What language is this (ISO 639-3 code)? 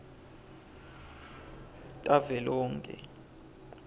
ssw